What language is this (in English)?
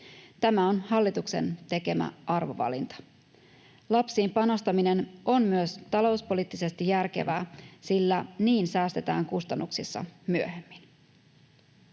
Finnish